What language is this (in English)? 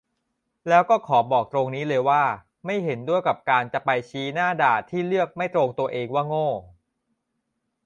Thai